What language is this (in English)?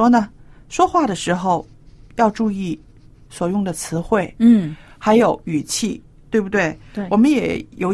Chinese